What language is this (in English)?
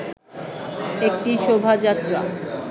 Bangla